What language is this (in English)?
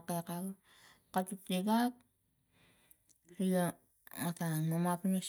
Tigak